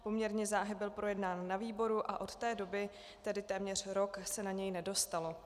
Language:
Czech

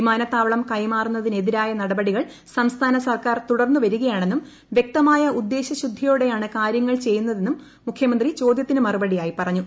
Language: Malayalam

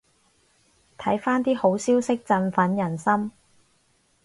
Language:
Cantonese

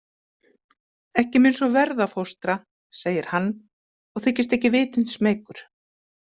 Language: Icelandic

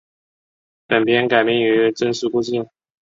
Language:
Chinese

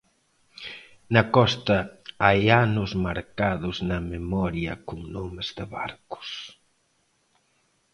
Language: Galician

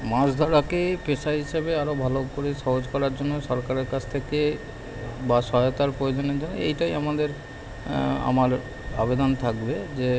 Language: Bangla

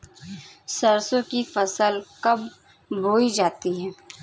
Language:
Hindi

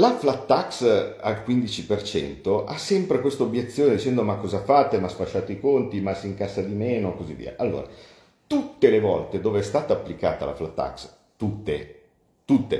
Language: Italian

